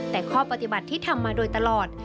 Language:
Thai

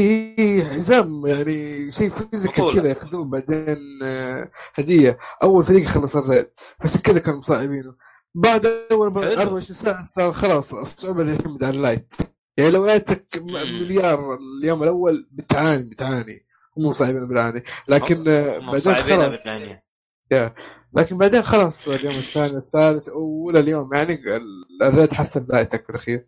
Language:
Arabic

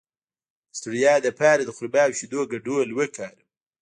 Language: Pashto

